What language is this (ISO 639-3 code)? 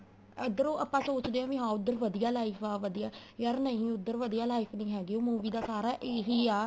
pan